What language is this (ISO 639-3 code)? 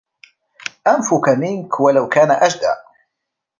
ara